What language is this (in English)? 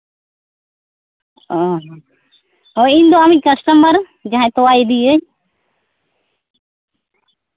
Santali